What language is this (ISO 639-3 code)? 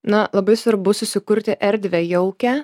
lit